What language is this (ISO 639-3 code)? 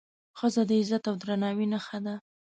pus